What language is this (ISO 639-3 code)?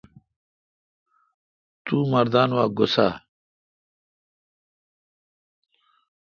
xka